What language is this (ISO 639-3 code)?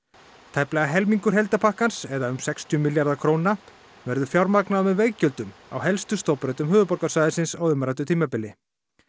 isl